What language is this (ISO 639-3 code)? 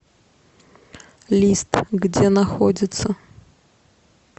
rus